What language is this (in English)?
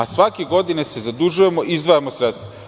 Serbian